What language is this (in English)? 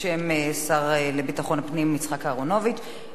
Hebrew